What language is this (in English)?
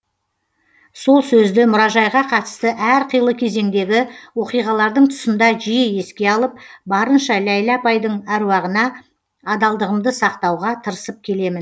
Kazakh